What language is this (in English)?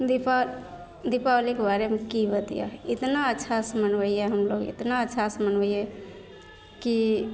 Maithili